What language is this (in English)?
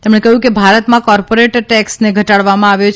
Gujarati